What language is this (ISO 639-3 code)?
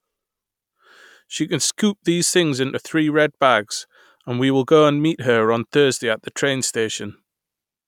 eng